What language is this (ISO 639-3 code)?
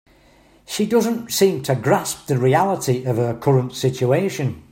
eng